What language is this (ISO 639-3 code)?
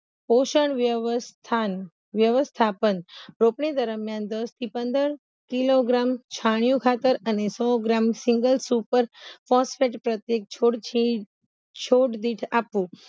guj